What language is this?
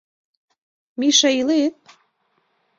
Mari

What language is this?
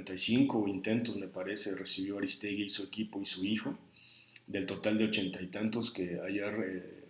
Spanish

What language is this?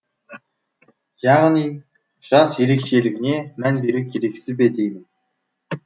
Kazakh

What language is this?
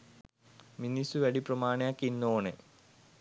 Sinhala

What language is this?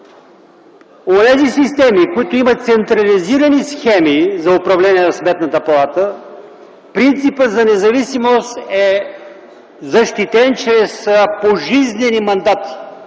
Bulgarian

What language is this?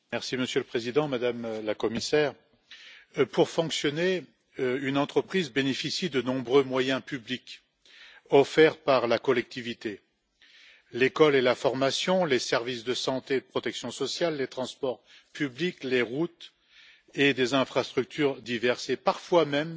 French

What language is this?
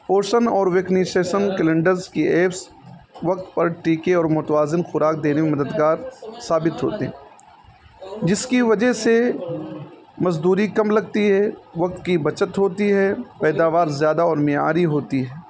Urdu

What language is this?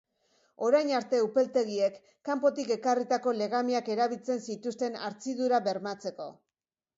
Basque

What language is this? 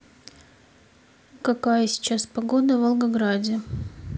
Russian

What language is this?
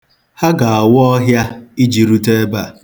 Igbo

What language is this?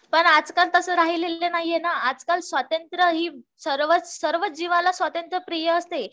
Marathi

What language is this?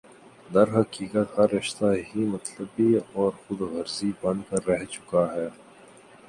Urdu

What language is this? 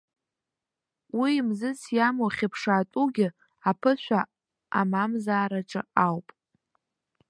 Abkhazian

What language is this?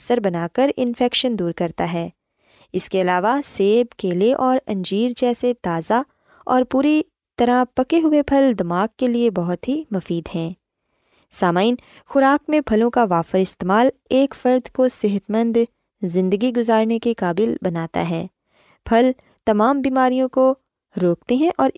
Urdu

